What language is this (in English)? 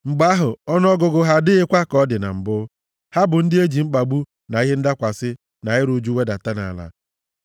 Igbo